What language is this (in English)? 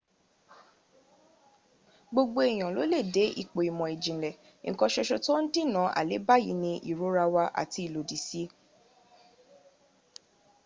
Yoruba